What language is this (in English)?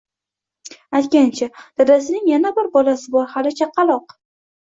Uzbek